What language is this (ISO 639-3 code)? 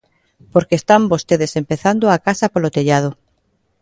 glg